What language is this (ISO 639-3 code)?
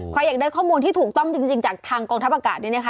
tha